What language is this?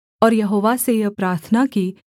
Hindi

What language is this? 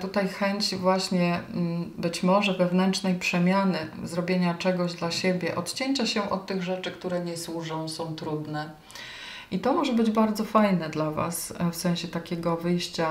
Polish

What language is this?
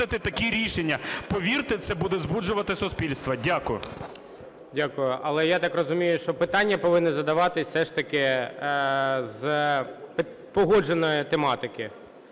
Ukrainian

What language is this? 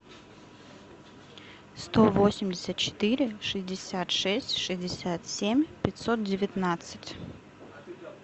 Russian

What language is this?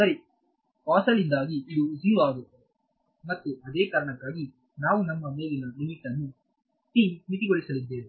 Kannada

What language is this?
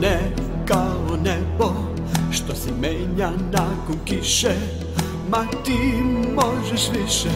Polish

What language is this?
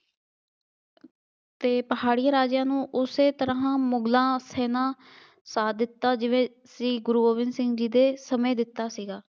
Punjabi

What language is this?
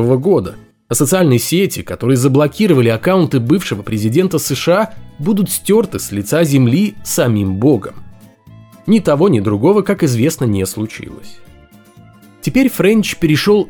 Russian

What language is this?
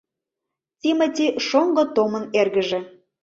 Mari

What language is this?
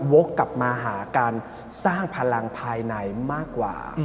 Thai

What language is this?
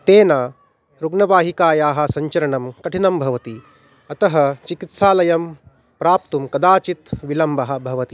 Sanskrit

